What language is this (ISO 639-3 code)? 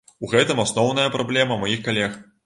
bel